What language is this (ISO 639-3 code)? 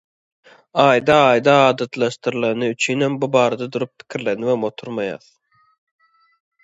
tuk